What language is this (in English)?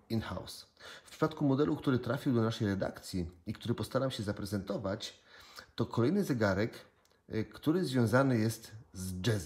Polish